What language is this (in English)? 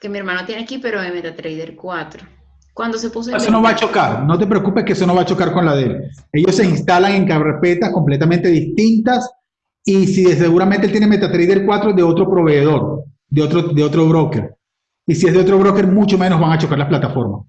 Spanish